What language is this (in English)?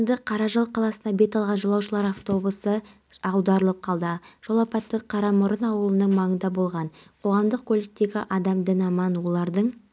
Kazakh